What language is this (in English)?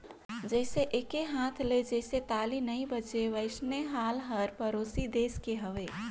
Chhattisgarhi